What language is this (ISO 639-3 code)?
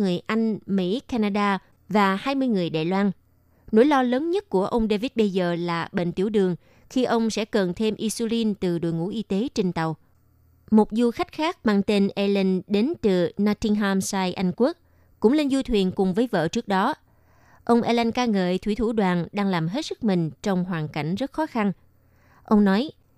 vie